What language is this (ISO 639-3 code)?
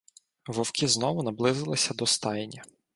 ukr